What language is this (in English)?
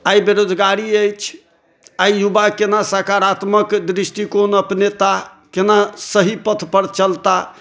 Maithili